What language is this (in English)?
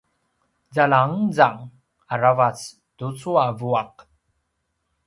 Paiwan